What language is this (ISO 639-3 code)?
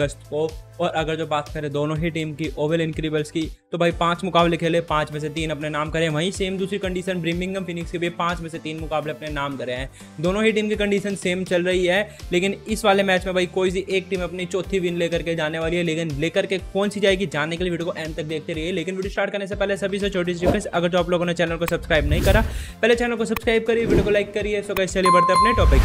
hin